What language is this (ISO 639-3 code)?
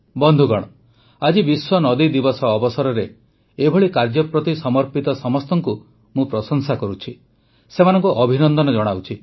ori